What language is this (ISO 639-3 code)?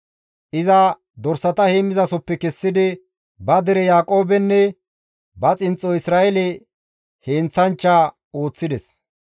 gmv